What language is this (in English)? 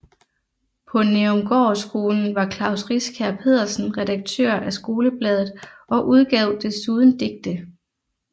Danish